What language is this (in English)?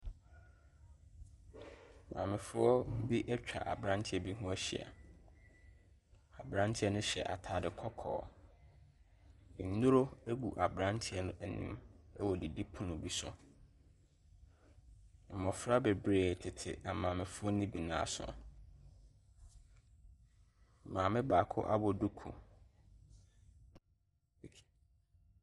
Akan